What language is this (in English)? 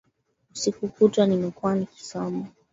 Swahili